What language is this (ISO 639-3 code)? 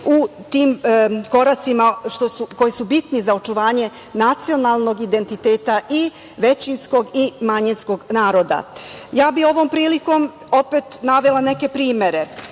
srp